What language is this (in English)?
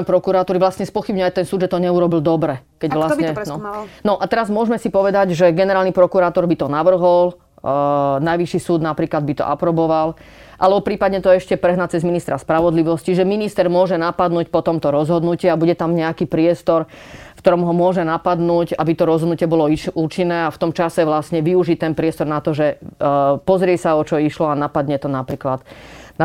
Slovak